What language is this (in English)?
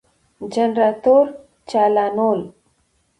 Pashto